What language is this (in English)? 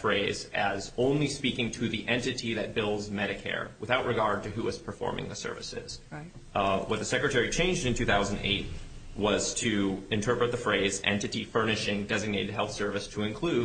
English